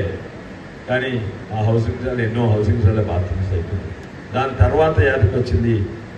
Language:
Telugu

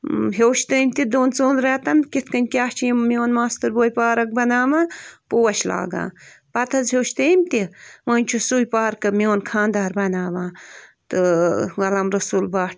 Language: Kashmiri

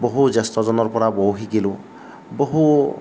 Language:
Assamese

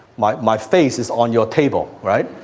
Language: English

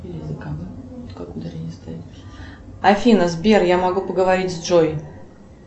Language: Russian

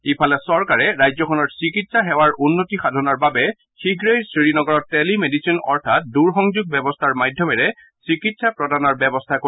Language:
Assamese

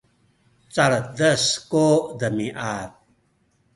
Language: Sakizaya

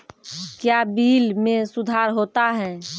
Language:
Maithili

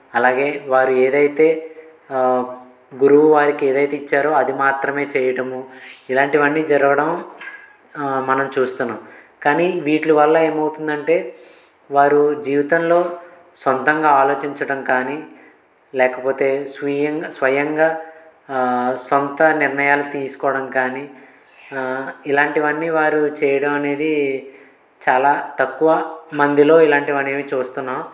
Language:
Telugu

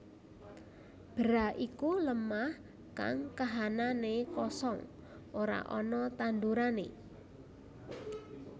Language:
Javanese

